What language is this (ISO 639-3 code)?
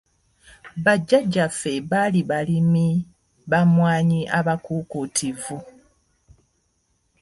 lug